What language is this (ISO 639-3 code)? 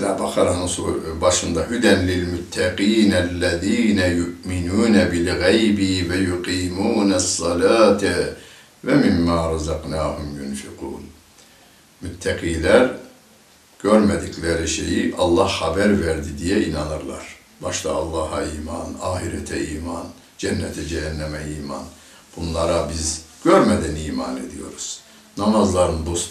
tur